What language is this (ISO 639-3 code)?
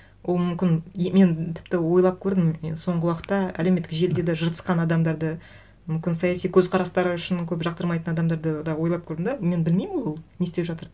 kaz